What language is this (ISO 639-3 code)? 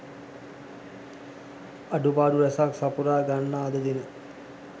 sin